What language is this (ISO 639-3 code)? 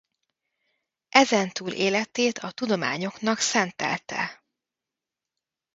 hun